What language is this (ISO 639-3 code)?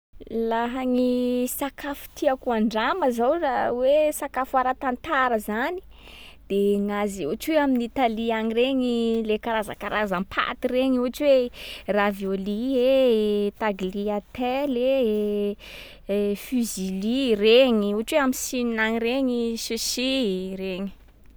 skg